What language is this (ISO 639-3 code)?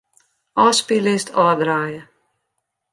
fry